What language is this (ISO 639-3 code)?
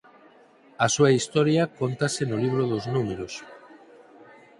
glg